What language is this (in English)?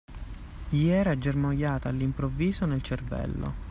Italian